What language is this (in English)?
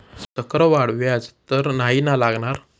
Marathi